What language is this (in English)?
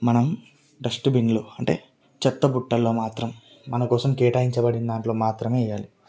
Telugu